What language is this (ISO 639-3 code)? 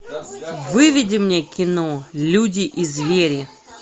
rus